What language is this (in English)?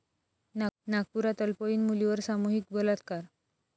Marathi